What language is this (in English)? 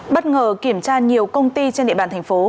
Vietnamese